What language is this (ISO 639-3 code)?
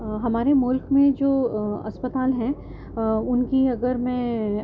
urd